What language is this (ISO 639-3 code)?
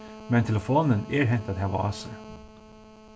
fao